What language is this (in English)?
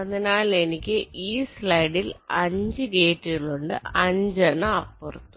Malayalam